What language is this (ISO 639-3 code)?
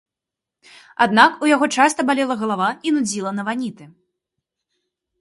bel